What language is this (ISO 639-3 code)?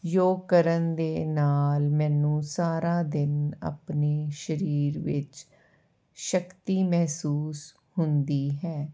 pan